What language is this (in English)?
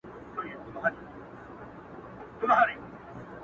Pashto